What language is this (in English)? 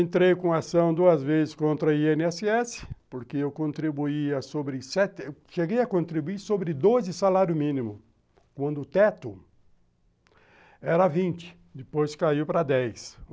Portuguese